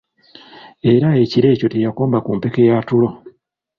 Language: Ganda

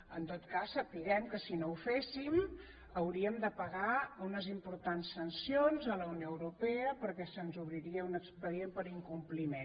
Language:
Catalan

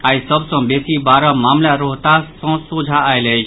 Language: Maithili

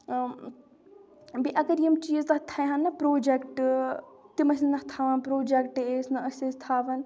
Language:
Kashmiri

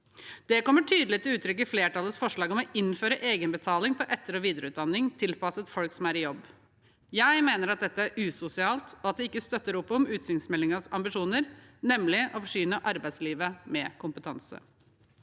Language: Norwegian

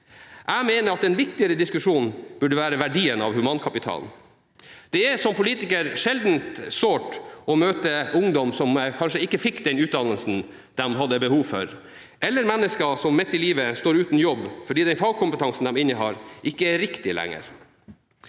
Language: Norwegian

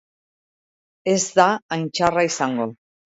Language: Basque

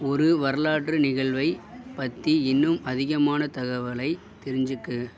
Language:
Tamil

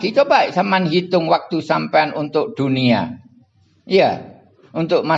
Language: Indonesian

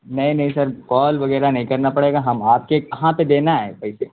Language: Urdu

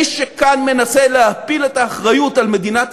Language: Hebrew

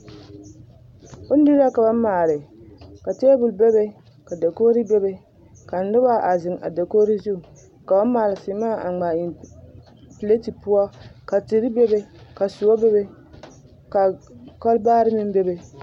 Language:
Southern Dagaare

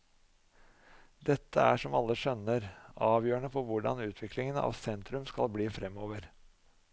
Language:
Norwegian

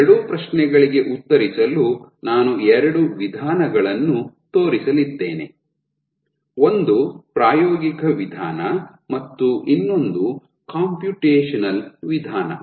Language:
Kannada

